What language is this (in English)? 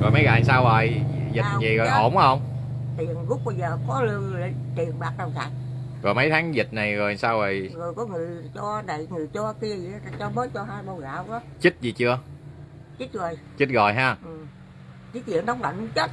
Vietnamese